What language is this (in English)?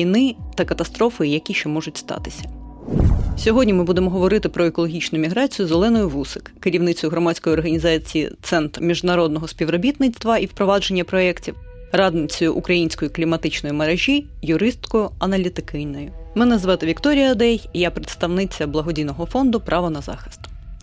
Ukrainian